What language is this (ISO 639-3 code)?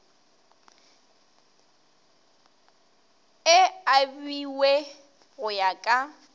nso